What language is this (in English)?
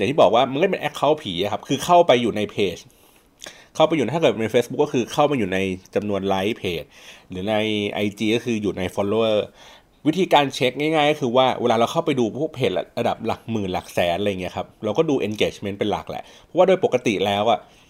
Thai